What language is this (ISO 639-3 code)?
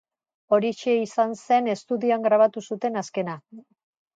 eus